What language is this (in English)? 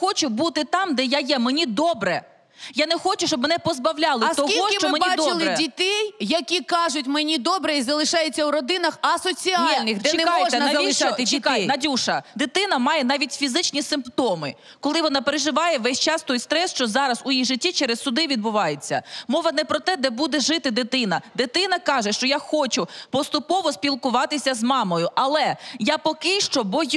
Ukrainian